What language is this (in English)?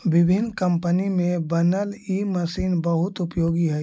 Magahi